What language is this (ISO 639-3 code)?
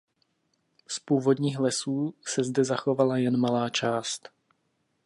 ces